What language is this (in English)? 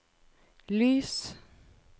Norwegian